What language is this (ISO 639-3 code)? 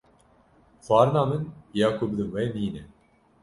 kur